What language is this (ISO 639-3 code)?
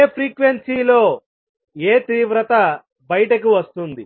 tel